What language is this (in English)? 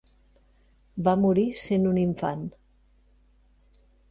Catalan